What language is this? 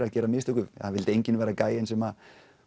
Icelandic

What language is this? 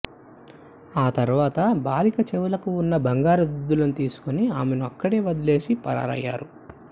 Telugu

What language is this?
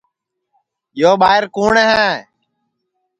Sansi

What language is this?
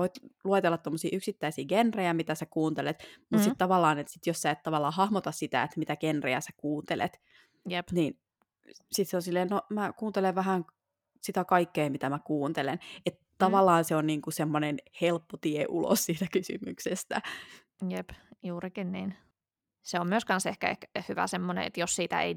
Finnish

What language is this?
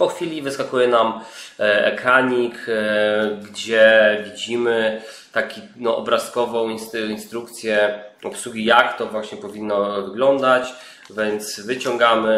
Polish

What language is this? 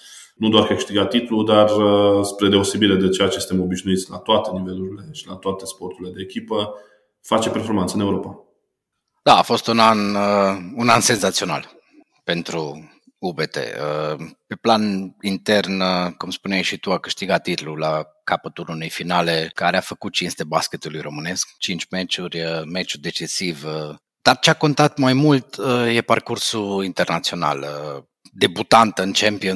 Romanian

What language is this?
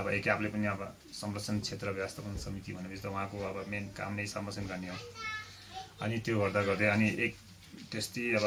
Hindi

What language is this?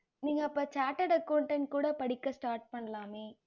Tamil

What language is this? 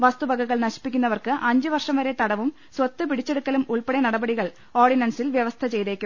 Malayalam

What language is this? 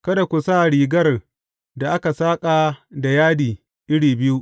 Hausa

